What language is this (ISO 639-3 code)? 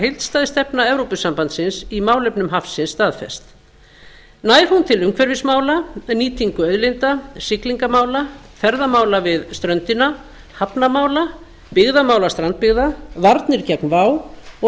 isl